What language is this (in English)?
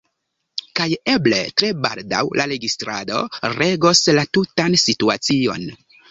Esperanto